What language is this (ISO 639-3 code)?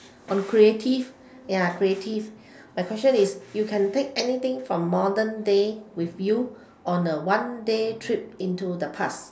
eng